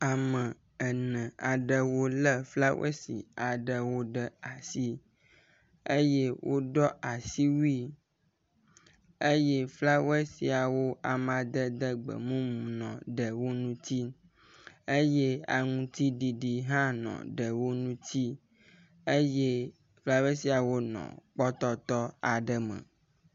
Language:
Ewe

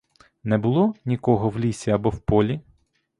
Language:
Ukrainian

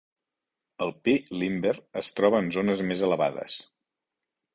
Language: Catalan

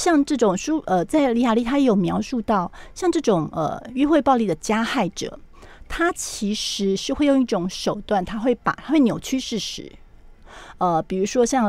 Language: Chinese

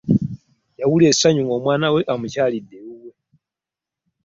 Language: Ganda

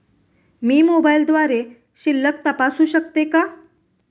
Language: Marathi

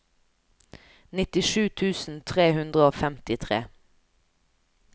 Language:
Norwegian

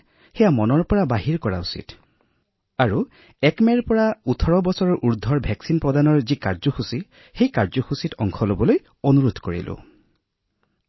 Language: Assamese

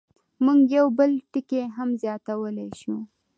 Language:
Pashto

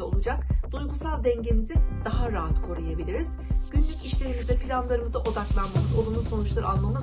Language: Turkish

